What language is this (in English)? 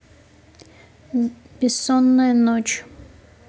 Russian